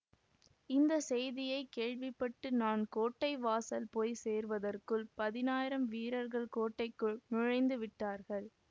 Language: Tamil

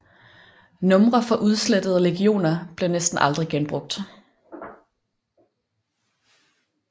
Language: Danish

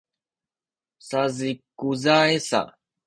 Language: Sakizaya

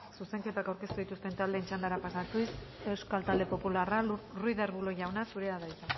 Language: Basque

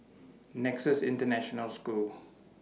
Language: English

